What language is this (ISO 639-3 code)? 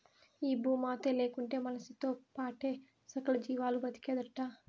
tel